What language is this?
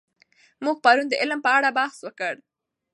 Pashto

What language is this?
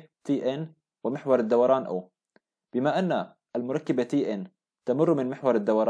Arabic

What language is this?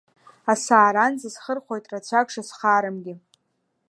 Abkhazian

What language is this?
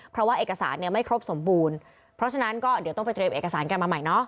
Thai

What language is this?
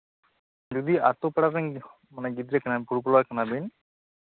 Santali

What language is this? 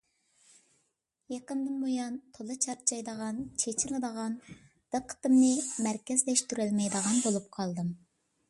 Uyghur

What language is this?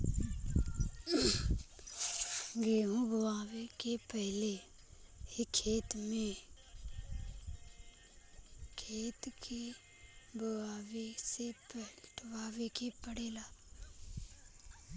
Bhojpuri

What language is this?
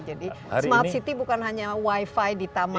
Indonesian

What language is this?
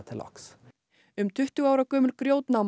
Icelandic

